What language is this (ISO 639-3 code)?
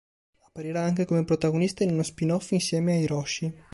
ita